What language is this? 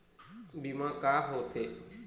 Chhattisgarhi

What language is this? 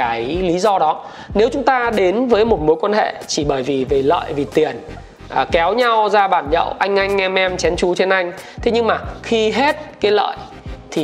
Vietnamese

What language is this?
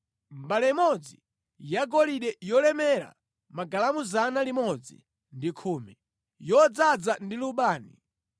Nyanja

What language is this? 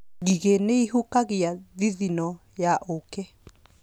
Kikuyu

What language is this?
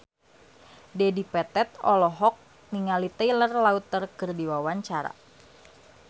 Sundanese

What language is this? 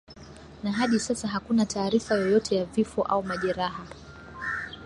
Swahili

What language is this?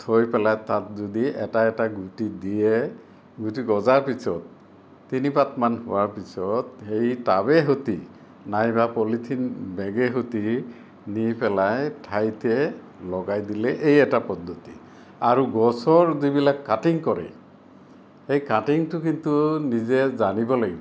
Assamese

